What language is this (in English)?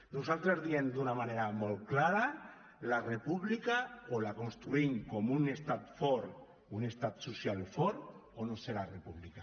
Catalan